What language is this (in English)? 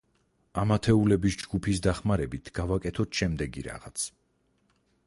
Georgian